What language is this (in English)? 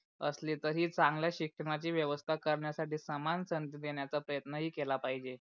Marathi